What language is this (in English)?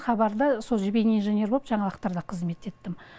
Kazakh